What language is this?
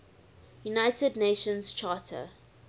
English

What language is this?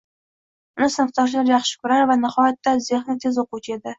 Uzbek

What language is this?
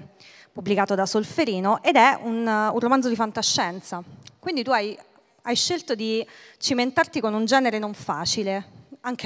Italian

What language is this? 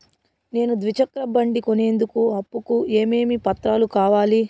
Telugu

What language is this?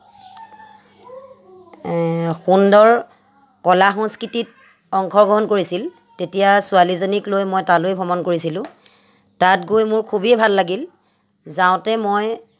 Assamese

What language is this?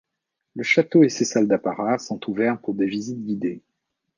French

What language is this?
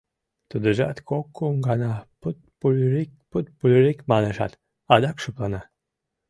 Mari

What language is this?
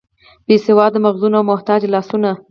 Pashto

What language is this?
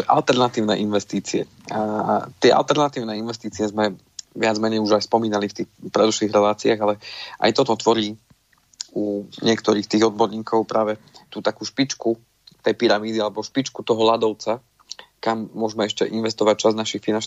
Slovak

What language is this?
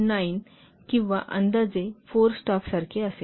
Marathi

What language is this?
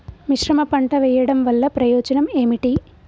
Telugu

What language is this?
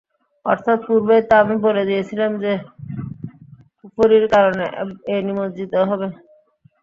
Bangla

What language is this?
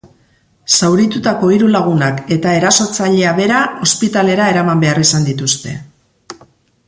Basque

